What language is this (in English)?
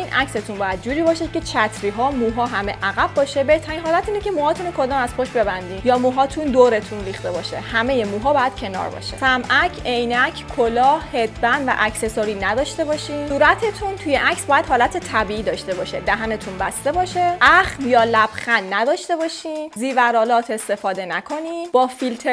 Persian